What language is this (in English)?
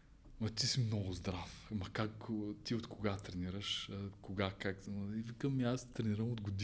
Bulgarian